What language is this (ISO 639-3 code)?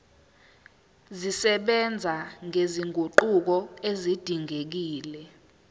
zul